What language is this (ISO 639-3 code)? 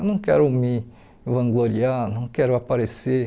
por